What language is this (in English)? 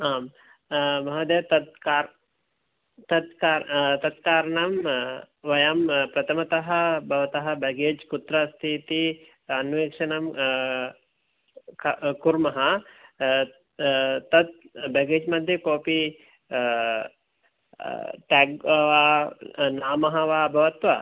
Sanskrit